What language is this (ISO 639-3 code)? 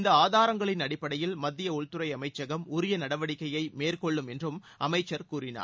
tam